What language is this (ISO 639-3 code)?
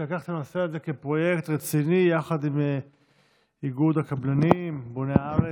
heb